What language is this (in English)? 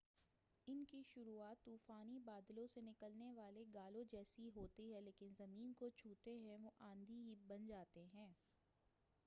Urdu